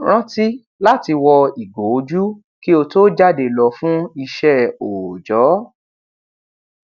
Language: Yoruba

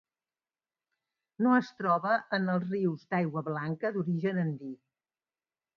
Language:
Catalan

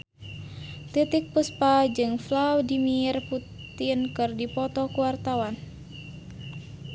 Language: Sundanese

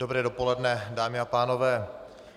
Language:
Czech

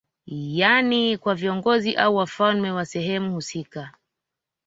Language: Swahili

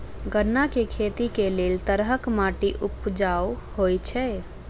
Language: Maithili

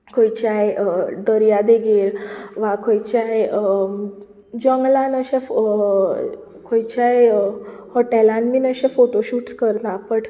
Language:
Konkani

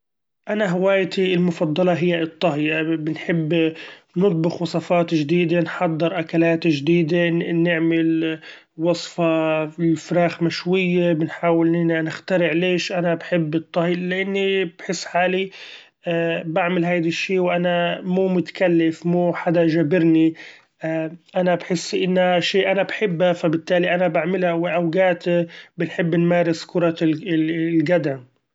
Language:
Gulf Arabic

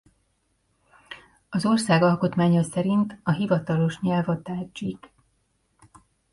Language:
Hungarian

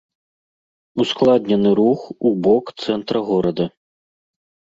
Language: Belarusian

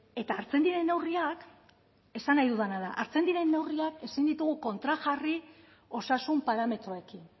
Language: Basque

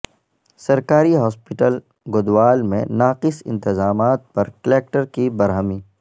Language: Urdu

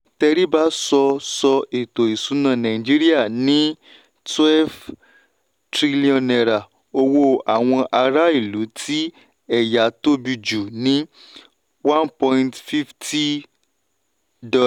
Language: Yoruba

